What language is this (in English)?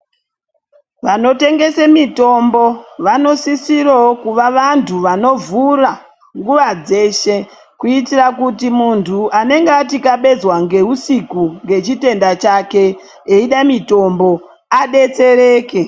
Ndau